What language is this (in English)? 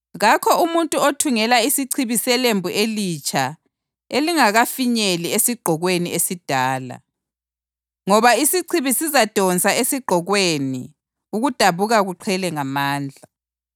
North Ndebele